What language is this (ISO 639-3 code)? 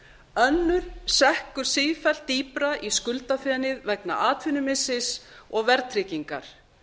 isl